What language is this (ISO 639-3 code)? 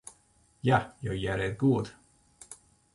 fry